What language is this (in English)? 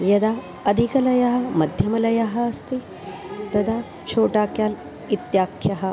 Sanskrit